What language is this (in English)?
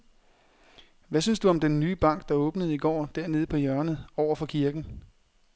Danish